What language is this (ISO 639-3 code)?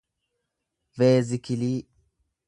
orm